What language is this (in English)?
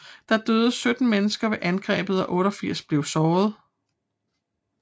Danish